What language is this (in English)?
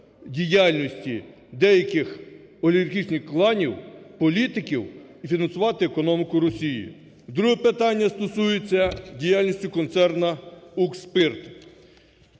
Ukrainian